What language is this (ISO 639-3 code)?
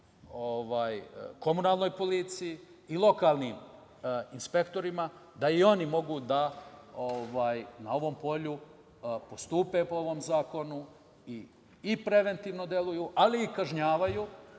srp